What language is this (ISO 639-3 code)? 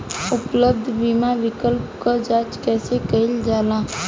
bho